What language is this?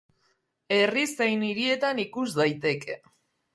Basque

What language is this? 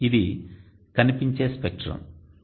Telugu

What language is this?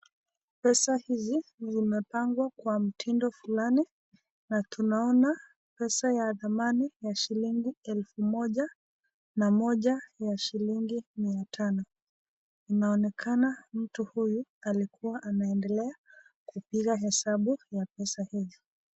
Swahili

